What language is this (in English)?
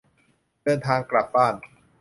Thai